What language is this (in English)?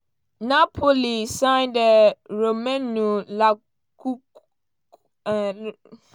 Nigerian Pidgin